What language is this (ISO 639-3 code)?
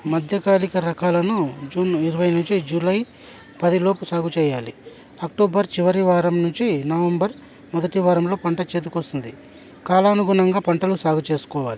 tel